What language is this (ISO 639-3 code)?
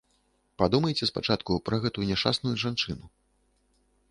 bel